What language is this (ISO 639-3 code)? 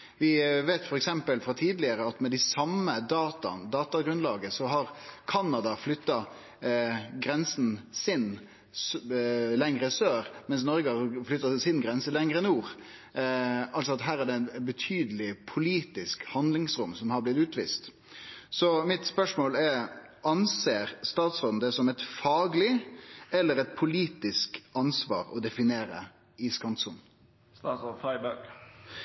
nor